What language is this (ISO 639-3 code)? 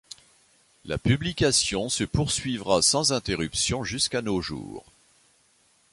fra